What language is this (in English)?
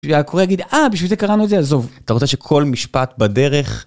Hebrew